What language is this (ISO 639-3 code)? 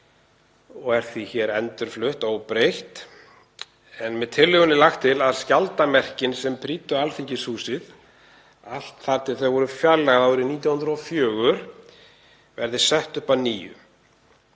isl